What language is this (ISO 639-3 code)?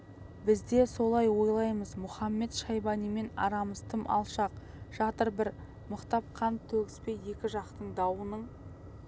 kaz